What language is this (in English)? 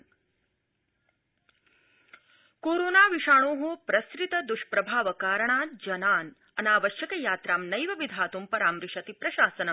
Sanskrit